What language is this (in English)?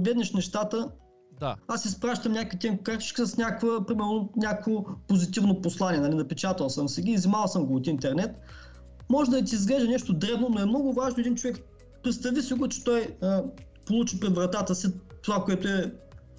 Bulgarian